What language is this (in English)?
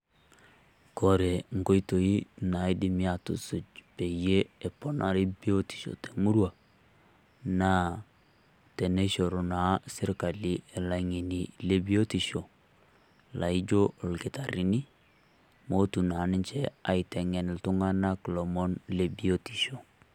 Masai